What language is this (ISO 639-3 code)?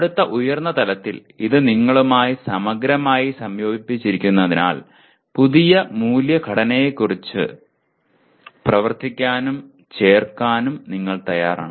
mal